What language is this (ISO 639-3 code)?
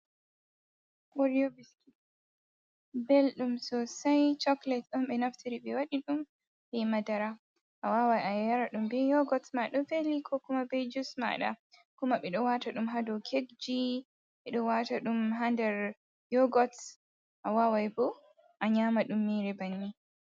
ful